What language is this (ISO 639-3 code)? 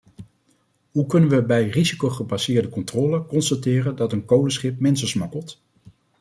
nld